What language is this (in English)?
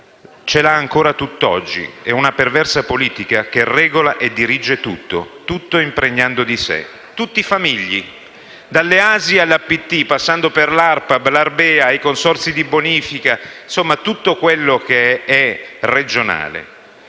Italian